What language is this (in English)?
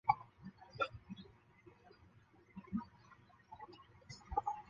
Chinese